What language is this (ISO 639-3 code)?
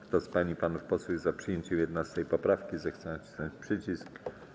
pol